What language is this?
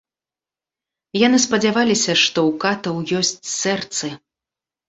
Belarusian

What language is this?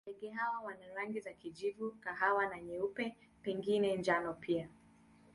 Swahili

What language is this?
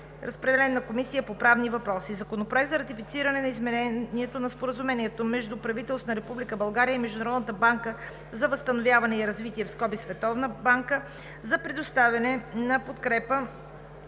Bulgarian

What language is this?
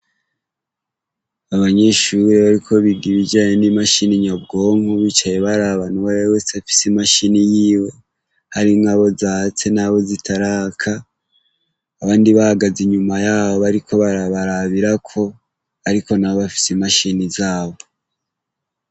Rundi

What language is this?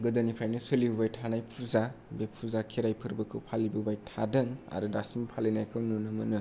Bodo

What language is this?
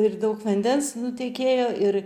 Lithuanian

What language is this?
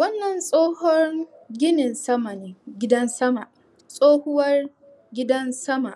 Hausa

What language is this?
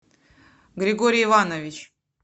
Russian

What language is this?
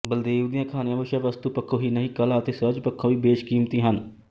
Punjabi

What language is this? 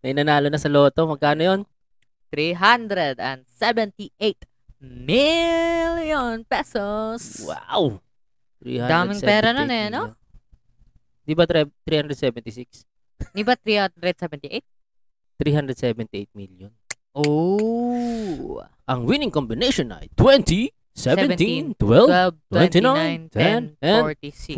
Filipino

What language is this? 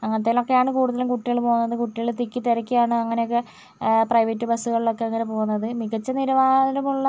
Malayalam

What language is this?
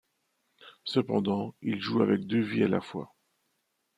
French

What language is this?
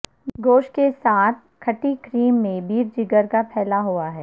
Urdu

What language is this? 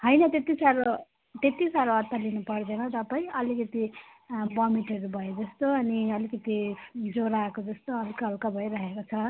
Nepali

